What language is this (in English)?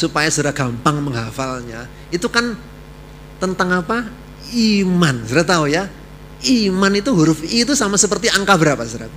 Indonesian